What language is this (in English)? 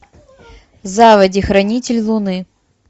Russian